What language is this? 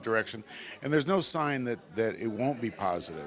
Indonesian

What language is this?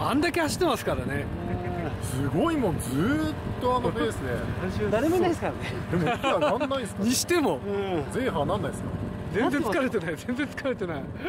Japanese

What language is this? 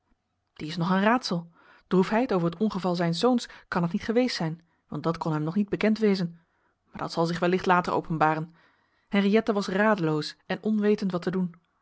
Dutch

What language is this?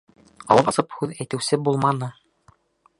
Bashkir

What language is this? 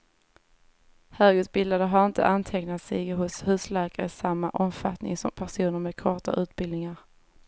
Swedish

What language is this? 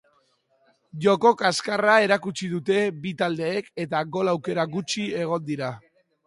Basque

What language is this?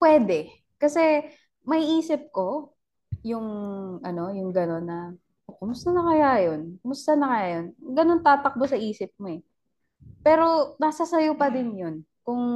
Filipino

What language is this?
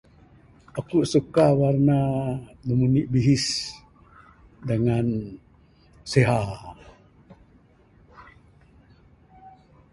Bukar-Sadung Bidayuh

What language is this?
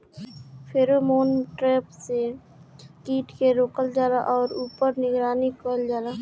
Bhojpuri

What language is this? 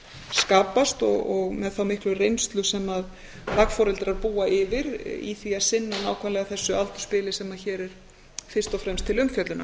Icelandic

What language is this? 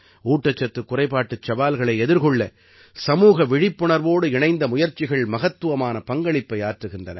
Tamil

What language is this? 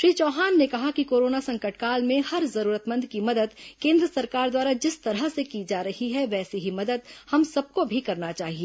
Hindi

